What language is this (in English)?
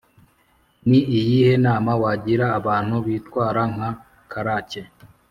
Kinyarwanda